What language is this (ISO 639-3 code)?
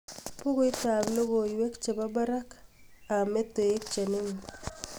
kln